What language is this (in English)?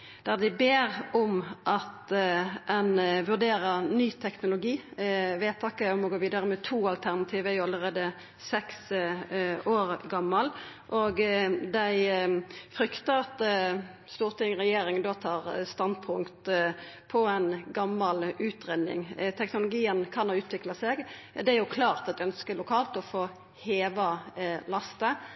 Norwegian Nynorsk